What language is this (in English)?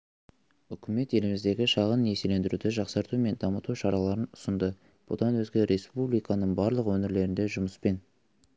Kazakh